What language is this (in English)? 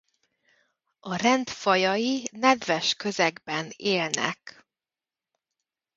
Hungarian